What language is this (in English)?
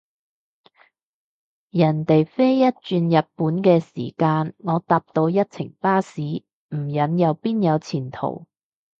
Cantonese